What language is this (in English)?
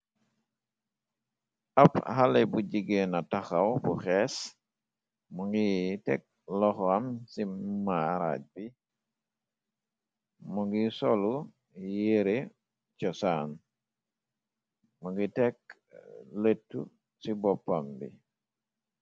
Wolof